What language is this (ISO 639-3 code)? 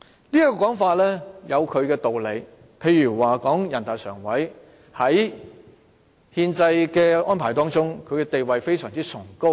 yue